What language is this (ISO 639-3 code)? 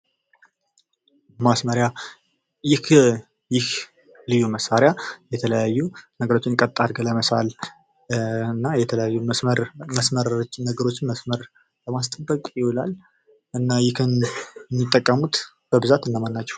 amh